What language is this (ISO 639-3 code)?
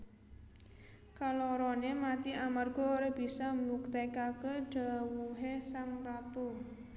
jav